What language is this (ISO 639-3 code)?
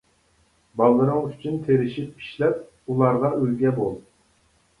uig